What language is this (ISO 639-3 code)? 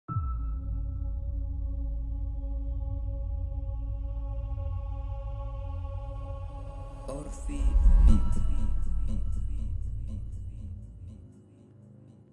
ara